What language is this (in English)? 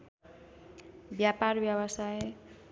Nepali